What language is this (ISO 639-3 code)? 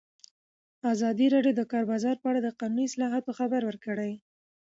pus